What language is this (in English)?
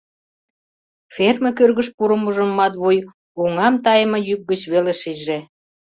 Mari